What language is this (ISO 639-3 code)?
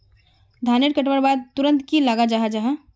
mag